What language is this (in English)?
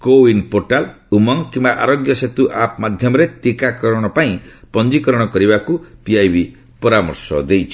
Odia